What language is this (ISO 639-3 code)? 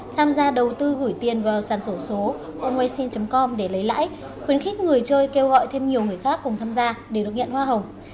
vie